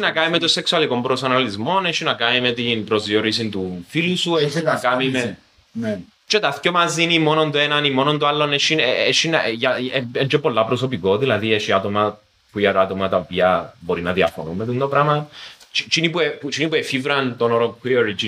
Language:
Greek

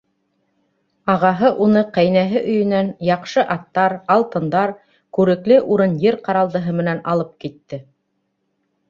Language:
Bashkir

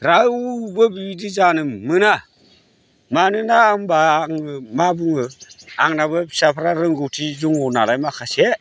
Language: Bodo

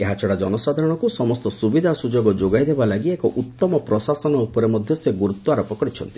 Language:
Odia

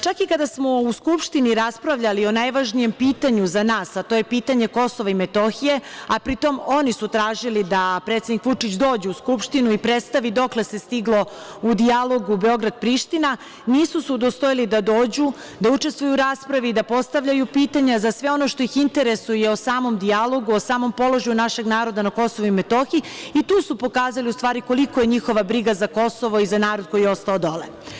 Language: Serbian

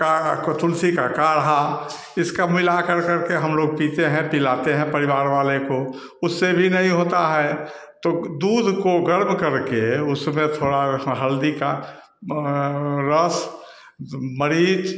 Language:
Hindi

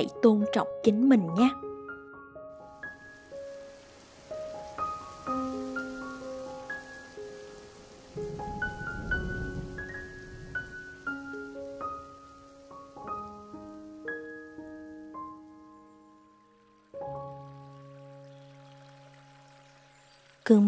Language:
Vietnamese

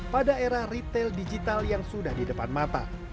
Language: Indonesian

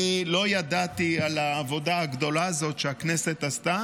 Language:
Hebrew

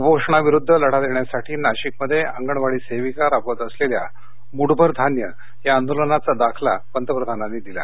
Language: Marathi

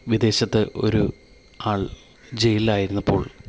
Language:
Malayalam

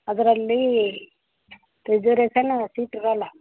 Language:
Kannada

